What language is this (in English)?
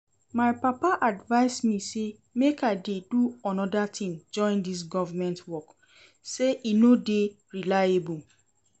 Nigerian Pidgin